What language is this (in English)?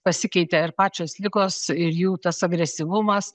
Lithuanian